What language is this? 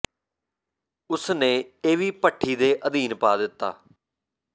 Punjabi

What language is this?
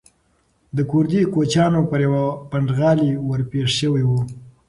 Pashto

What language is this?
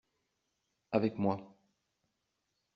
French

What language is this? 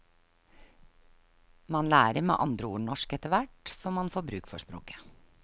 Norwegian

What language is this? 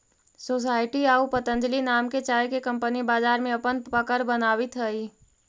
Magahi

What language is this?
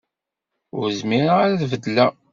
Kabyle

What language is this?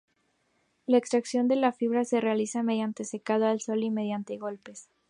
Spanish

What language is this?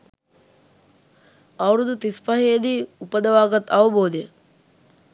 Sinhala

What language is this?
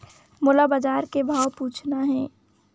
Chhattisgarhi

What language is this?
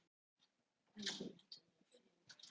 Icelandic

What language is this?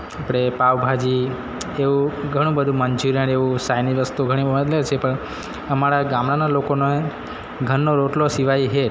Gujarati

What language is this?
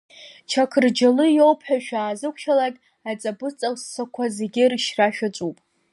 Abkhazian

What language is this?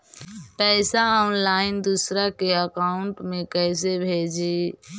Magahi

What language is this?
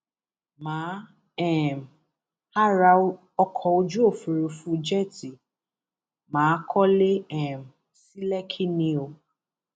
Yoruba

